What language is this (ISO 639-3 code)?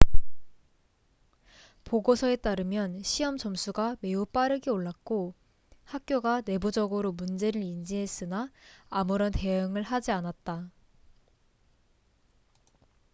kor